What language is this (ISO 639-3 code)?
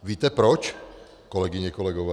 ces